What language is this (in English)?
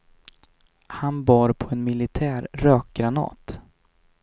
Swedish